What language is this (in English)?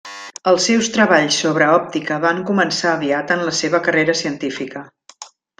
Catalan